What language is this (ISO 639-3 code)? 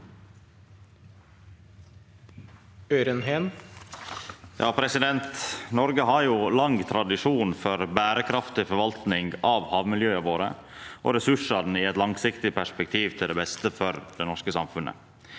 nor